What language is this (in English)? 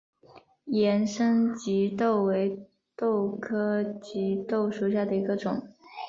Chinese